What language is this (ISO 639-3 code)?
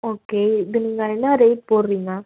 tam